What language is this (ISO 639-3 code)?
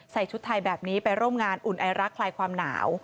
tha